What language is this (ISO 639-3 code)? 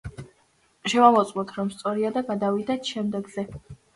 kat